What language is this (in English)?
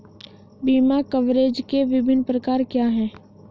Hindi